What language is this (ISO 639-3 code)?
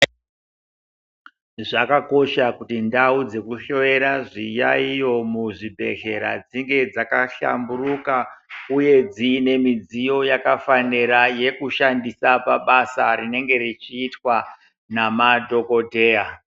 ndc